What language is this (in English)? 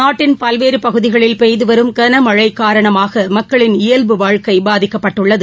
Tamil